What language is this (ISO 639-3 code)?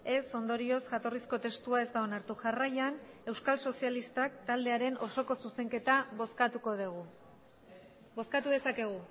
eus